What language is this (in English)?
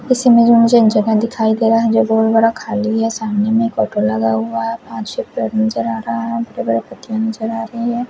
Hindi